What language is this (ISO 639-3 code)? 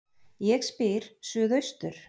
isl